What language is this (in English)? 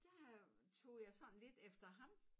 Danish